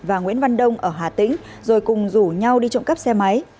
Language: Vietnamese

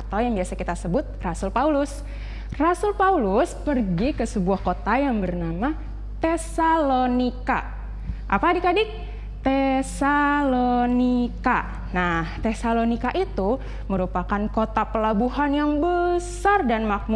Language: Indonesian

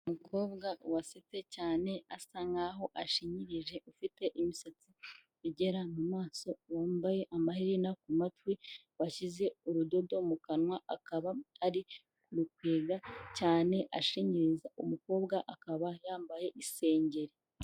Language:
Kinyarwanda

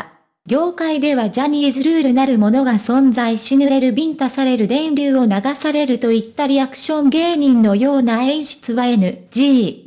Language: Japanese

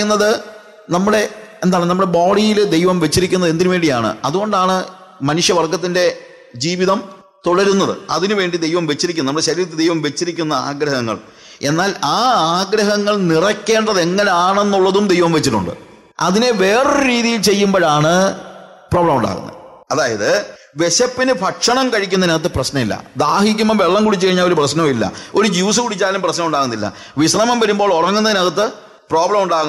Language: Malayalam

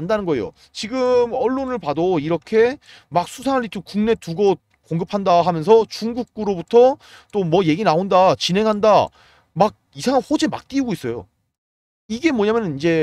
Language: Korean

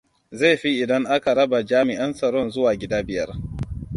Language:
Hausa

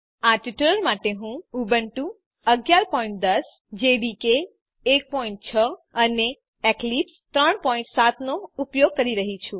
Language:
Gujarati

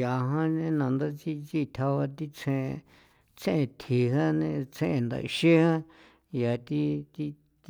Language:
San Felipe Otlaltepec Popoloca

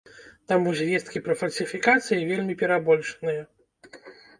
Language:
Belarusian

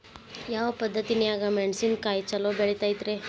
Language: Kannada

